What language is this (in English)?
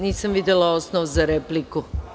Serbian